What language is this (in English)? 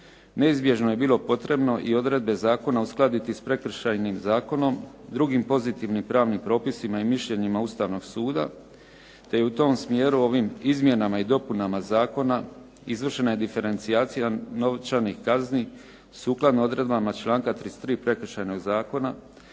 Croatian